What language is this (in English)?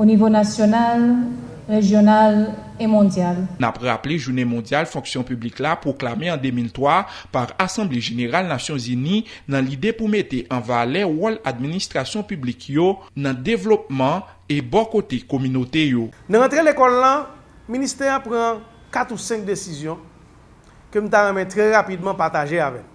French